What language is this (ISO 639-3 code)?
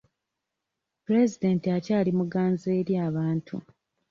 lug